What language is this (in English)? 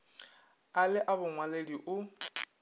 Northern Sotho